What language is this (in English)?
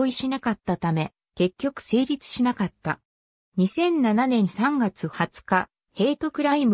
Japanese